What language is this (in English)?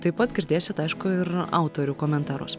Lithuanian